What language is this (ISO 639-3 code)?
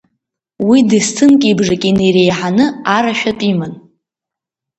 abk